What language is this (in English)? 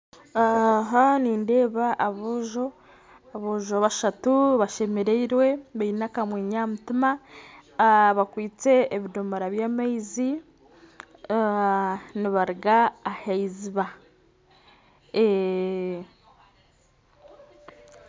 Nyankole